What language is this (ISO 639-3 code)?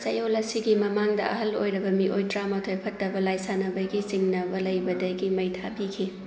mni